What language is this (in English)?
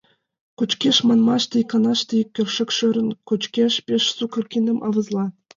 Mari